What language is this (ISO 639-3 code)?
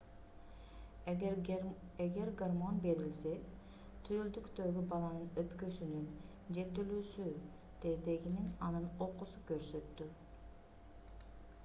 kir